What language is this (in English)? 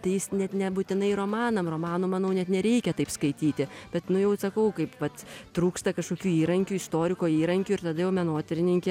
Lithuanian